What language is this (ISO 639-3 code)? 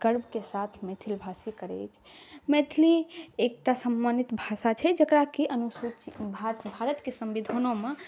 mai